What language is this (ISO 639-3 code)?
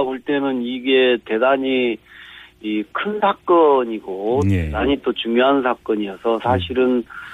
kor